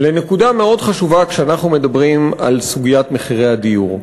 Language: Hebrew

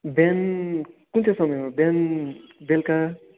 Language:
Nepali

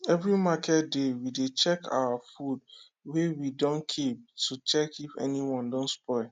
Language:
Nigerian Pidgin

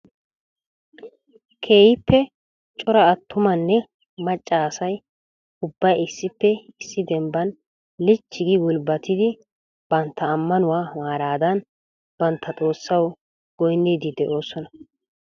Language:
Wolaytta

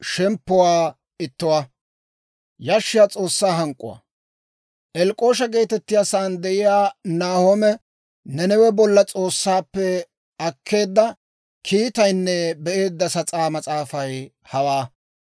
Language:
Dawro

